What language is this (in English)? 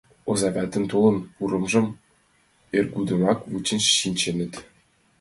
Mari